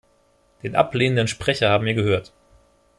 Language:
German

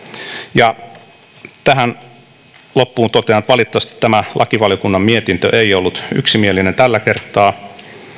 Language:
Finnish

